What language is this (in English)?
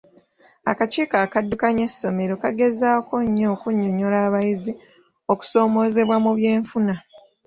Ganda